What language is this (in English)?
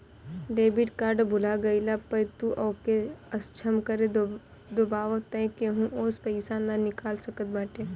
Bhojpuri